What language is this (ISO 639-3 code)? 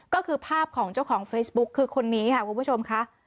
tha